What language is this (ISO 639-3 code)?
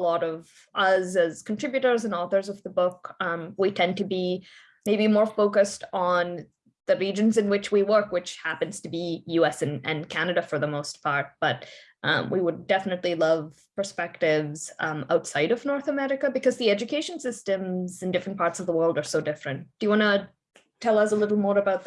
eng